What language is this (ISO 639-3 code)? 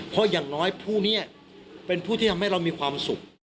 tha